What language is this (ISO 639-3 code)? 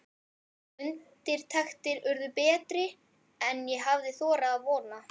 isl